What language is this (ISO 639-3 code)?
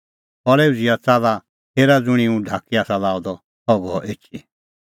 kfx